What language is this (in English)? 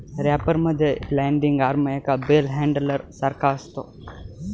Marathi